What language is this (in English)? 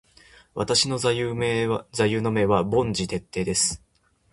Japanese